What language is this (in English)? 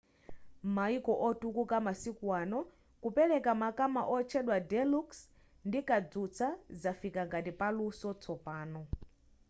Nyanja